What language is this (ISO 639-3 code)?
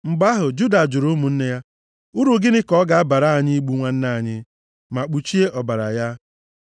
ibo